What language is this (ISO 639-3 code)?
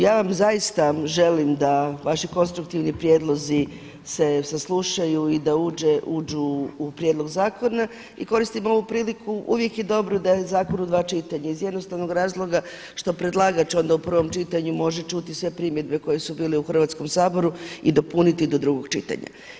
hrv